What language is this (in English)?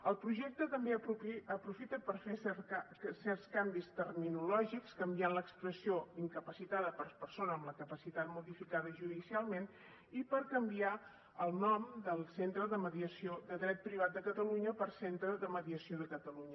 Catalan